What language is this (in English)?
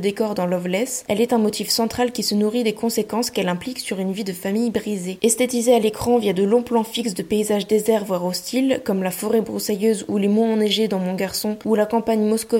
French